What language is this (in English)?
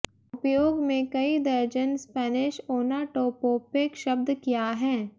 Hindi